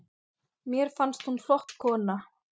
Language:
Icelandic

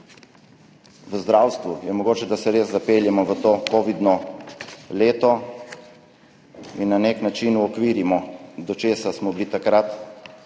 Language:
Slovenian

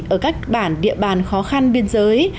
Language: Vietnamese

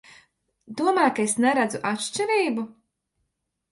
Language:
Latvian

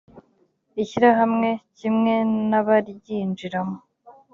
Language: Kinyarwanda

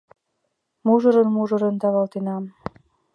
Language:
Mari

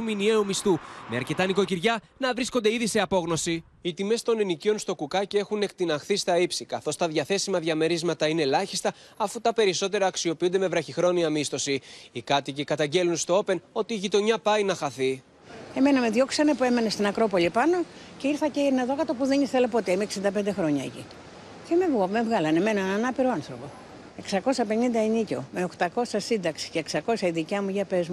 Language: Greek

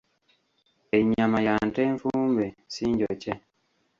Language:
Ganda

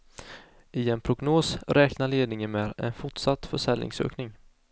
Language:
Swedish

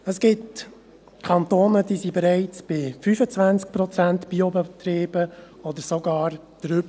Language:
Swiss German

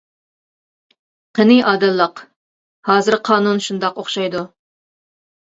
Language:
Uyghur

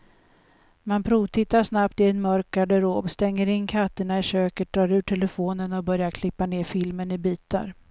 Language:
Swedish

